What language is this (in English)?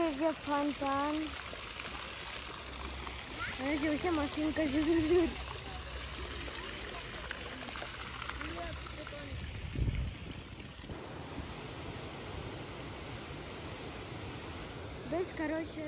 Russian